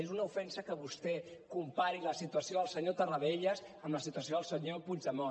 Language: Catalan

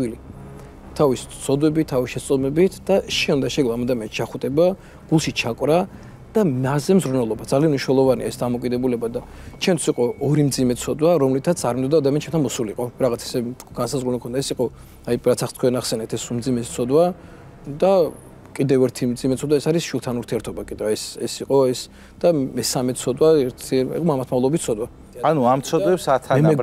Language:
Arabic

